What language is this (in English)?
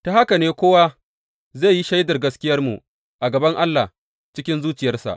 Hausa